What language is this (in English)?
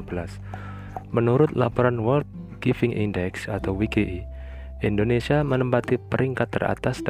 Indonesian